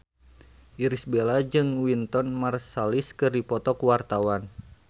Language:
Sundanese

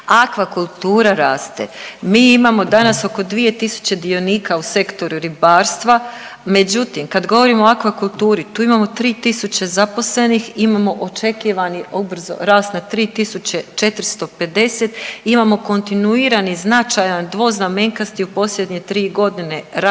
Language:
Croatian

